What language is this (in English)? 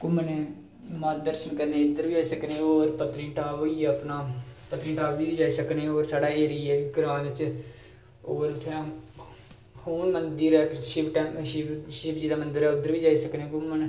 Dogri